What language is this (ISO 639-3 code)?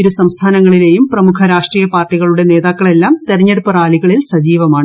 mal